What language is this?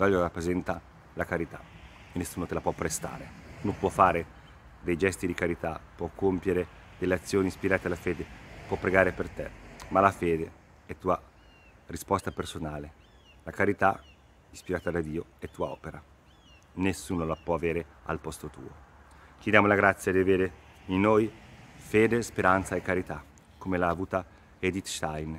Italian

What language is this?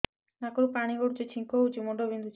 Odia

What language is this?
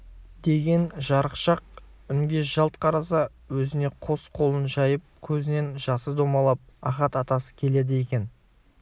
Kazakh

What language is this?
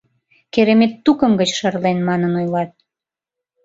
Mari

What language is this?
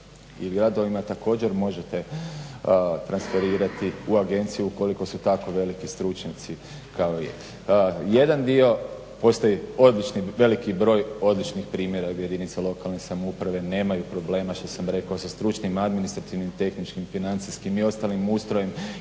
Croatian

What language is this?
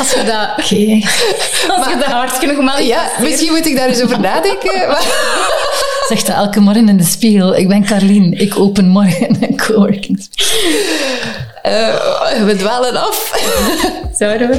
Dutch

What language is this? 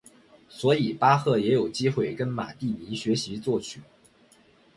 Chinese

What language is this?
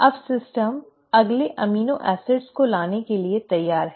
Hindi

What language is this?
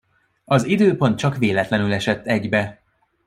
Hungarian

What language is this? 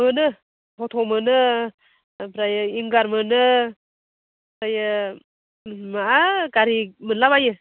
Bodo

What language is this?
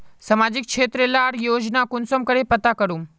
Magahi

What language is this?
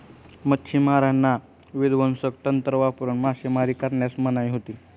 Marathi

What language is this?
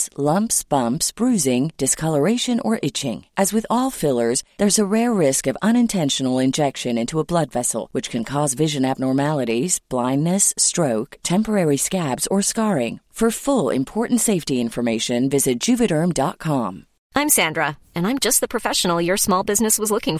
Swedish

